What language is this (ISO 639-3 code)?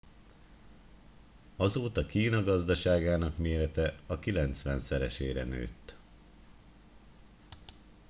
hun